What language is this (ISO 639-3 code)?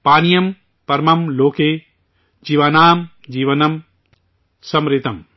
urd